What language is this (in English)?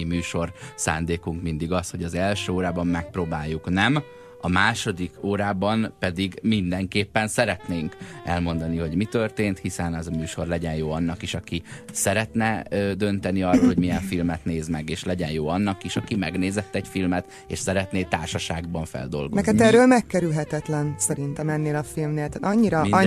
Hungarian